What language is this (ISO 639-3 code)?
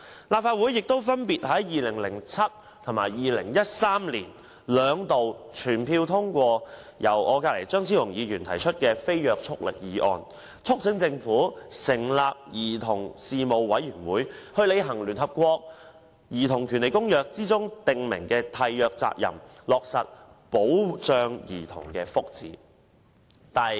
yue